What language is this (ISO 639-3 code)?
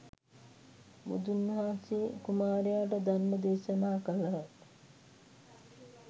sin